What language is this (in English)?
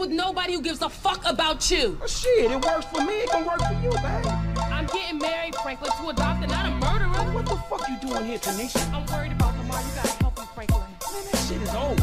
Korean